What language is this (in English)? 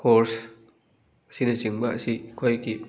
Manipuri